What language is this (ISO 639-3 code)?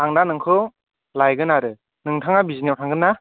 brx